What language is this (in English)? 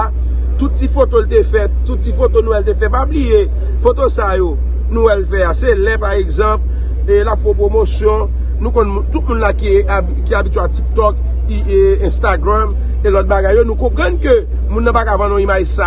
French